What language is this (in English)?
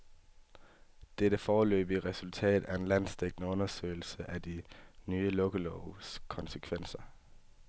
Danish